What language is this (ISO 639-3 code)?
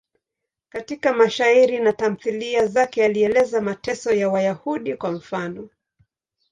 swa